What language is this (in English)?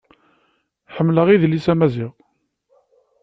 Kabyle